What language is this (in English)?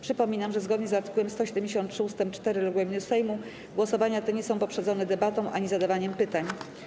Polish